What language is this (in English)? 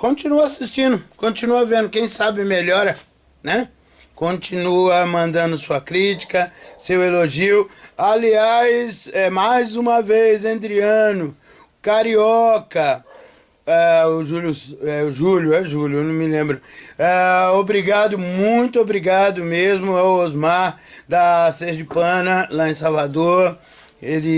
Portuguese